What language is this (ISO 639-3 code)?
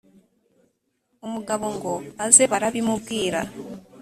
kin